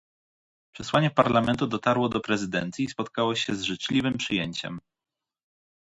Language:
Polish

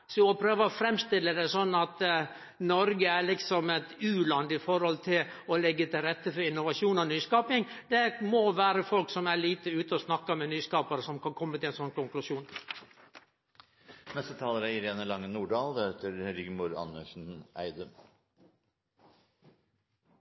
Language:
Norwegian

